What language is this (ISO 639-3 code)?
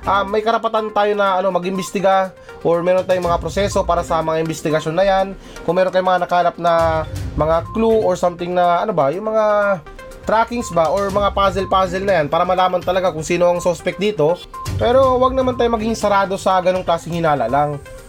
fil